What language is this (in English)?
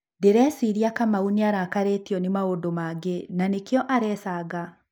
Kikuyu